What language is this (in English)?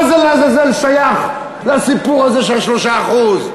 Hebrew